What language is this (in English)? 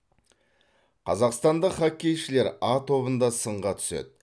Kazakh